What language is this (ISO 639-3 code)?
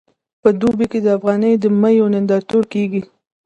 pus